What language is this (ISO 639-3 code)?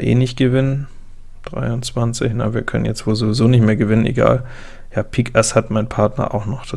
deu